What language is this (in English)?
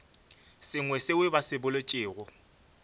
Northern Sotho